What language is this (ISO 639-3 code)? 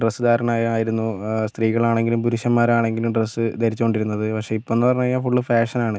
mal